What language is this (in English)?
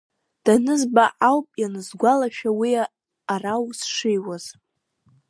Abkhazian